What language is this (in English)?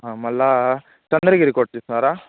Telugu